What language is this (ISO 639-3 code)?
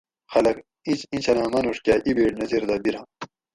gwc